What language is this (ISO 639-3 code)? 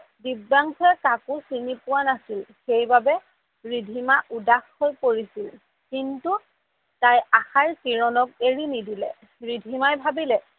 asm